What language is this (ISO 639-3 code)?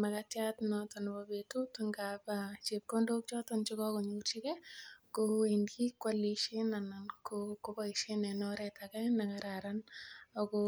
kln